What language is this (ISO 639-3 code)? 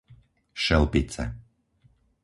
slk